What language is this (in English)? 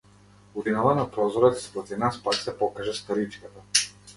Macedonian